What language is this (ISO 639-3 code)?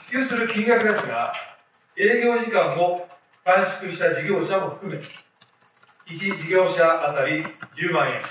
jpn